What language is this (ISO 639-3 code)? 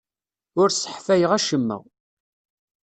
kab